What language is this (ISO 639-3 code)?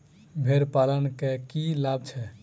mai